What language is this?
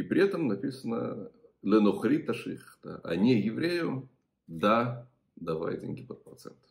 Russian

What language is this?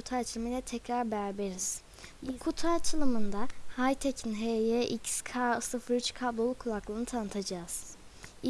Turkish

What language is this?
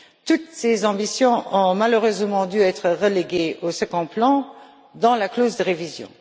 French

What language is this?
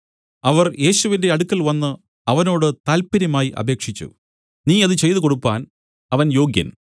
Malayalam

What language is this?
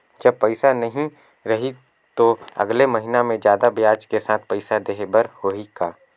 Chhattisgarhi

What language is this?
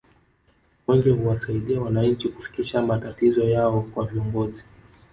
Swahili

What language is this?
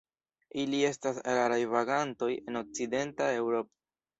Esperanto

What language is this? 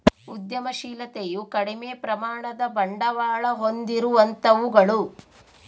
Kannada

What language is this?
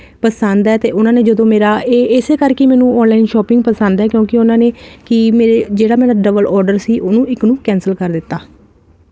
Punjabi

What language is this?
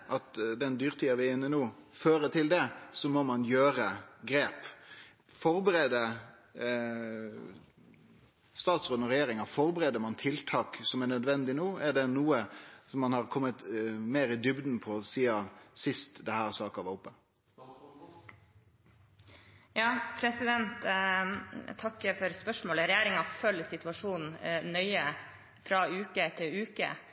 Norwegian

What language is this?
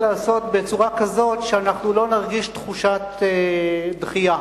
Hebrew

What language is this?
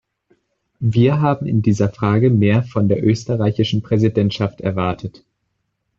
German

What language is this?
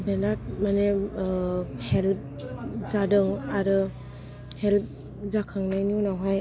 Bodo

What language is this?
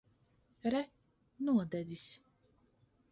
Latvian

